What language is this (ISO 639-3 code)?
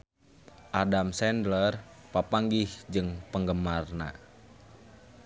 sun